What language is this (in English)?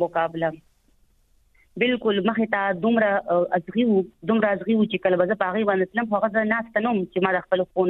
Urdu